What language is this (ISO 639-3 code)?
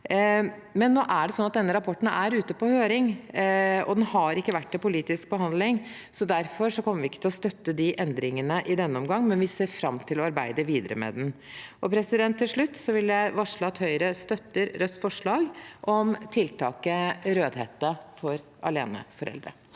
nor